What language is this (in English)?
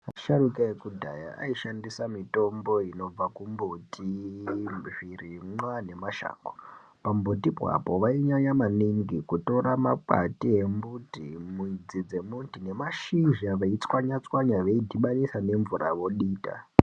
Ndau